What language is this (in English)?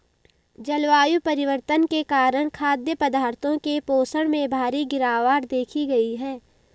Hindi